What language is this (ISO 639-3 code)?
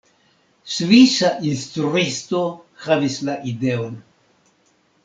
epo